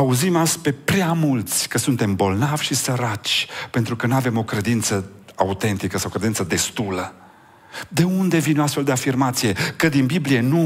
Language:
Romanian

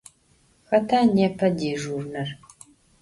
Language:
Adyghe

